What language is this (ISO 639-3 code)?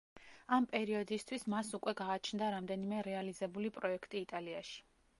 kat